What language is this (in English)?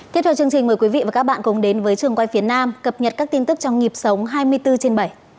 Vietnamese